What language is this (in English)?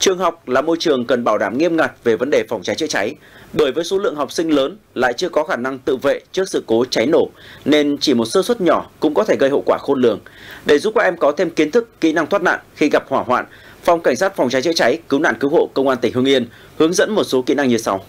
Vietnamese